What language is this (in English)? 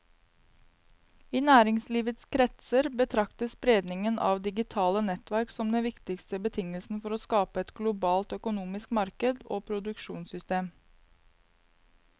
Norwegian